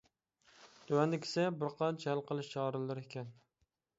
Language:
Uyghur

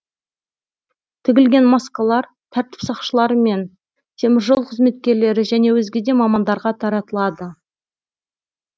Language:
Kazakh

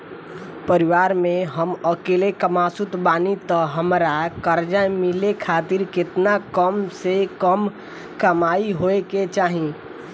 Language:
Bhojpuri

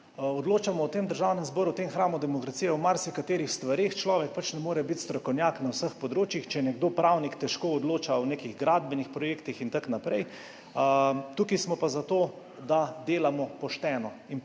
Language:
Slovenian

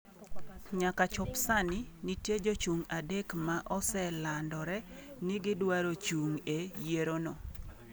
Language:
Luo (Kenya and Tanzania)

